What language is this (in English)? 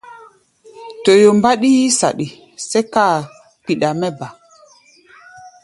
Gbaya